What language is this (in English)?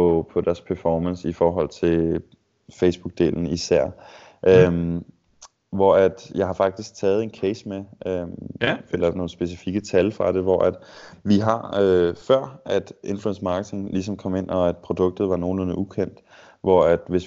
Danish